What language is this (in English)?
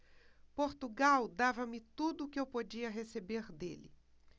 Portuguese